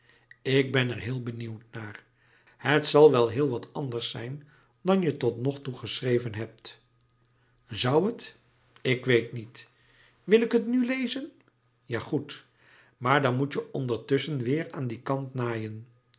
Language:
Dutch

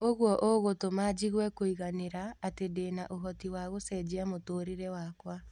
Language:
Kikuyu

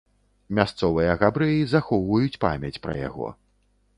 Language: Belarusian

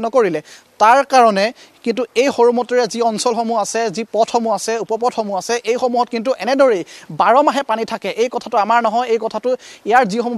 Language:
Bangla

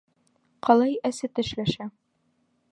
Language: Bashkir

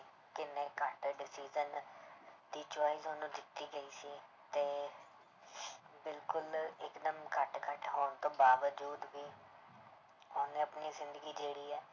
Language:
Punjabi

